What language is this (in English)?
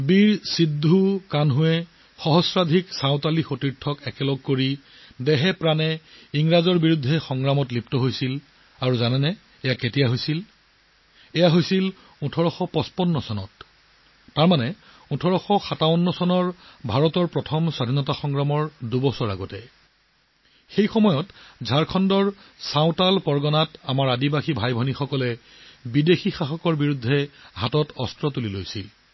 Assamese